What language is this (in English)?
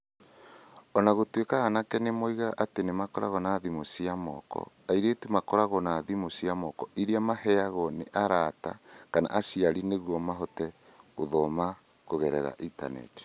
Kikuyu